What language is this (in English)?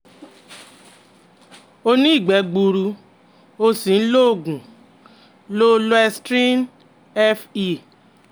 Yoruba